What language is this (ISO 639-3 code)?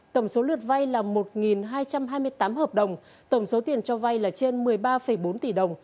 vie